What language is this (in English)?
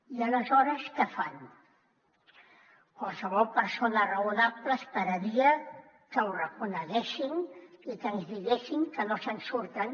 Catalan